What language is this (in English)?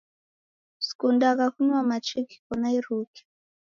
Taita